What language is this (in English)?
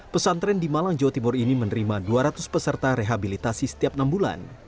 Indonesian